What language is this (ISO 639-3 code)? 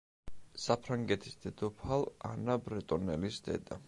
kat